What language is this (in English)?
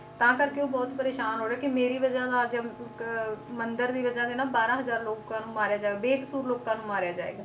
Punjabi